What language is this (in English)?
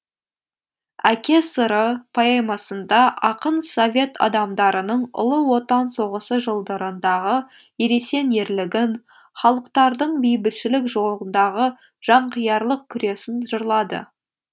Kazakh